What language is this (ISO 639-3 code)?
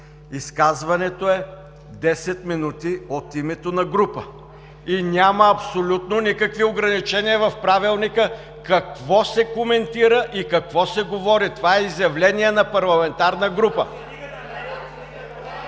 bul